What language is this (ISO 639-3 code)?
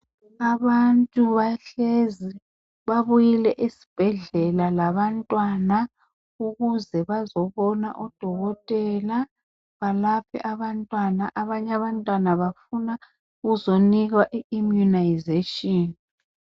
nde